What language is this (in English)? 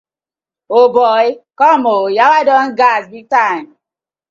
Nigerian Pidgin